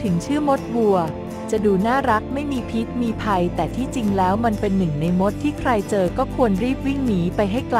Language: Thai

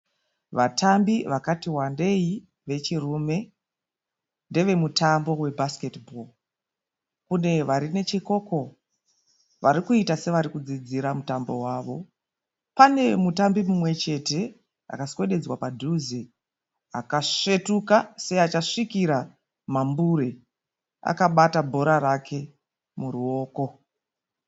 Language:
Shona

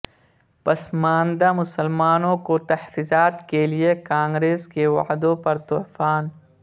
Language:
Urdu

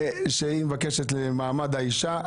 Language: Hebrew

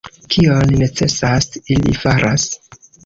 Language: Esperanto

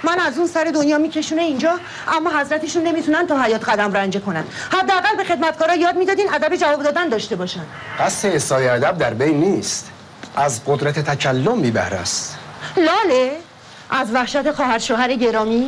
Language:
Persian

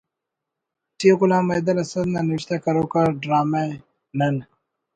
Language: Brahui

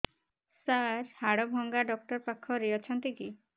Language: Odia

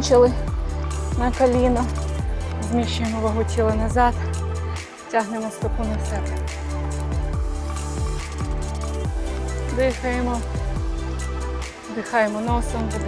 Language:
Ukrainian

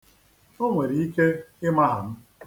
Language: Igbo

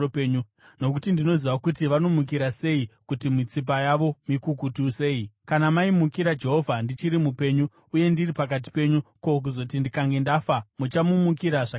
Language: Shona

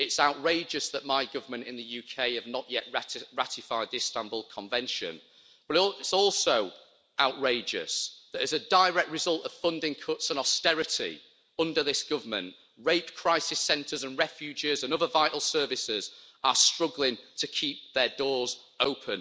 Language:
English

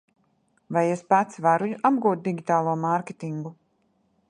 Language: Latvian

